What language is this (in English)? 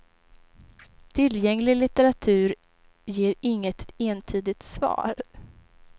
Swedish